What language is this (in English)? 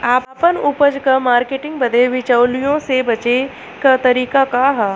Bhojpuri